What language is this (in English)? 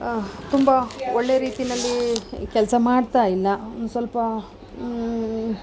Kannada